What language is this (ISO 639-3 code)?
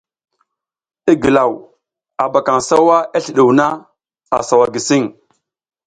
giz